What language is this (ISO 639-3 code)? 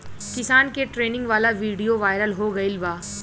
bho